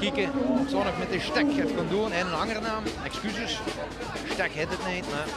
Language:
Dutch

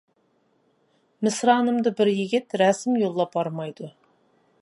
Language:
Uyghur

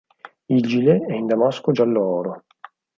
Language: Italian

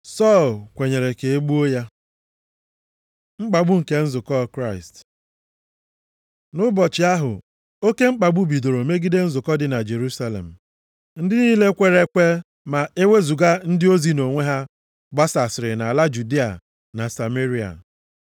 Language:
Igbo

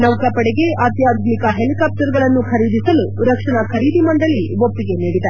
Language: Kannada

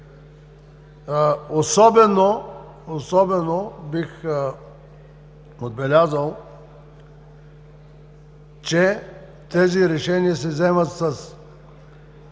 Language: Bulgarian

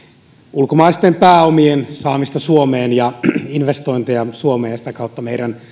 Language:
Finnish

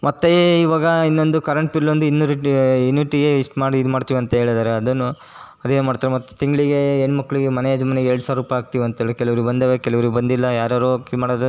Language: Kannada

